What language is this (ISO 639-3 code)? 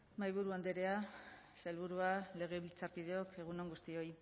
eus